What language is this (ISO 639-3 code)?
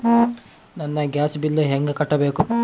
kan